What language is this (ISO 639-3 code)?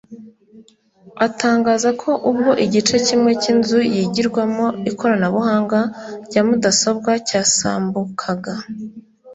kin